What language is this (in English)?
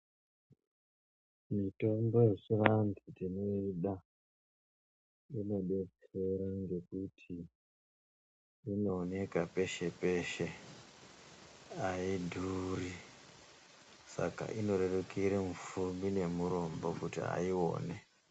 Ndau